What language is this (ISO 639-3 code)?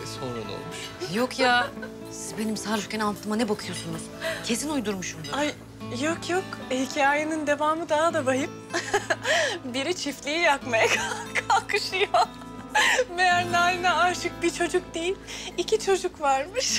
tur